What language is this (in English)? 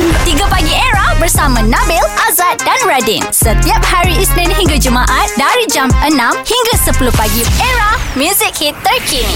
Malay